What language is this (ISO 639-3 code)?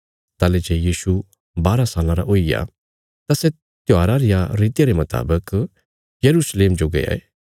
kfs